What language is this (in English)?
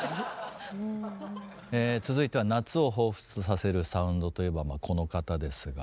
Japanese